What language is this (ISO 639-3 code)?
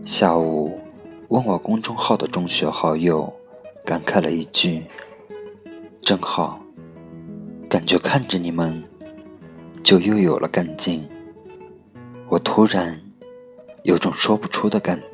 zho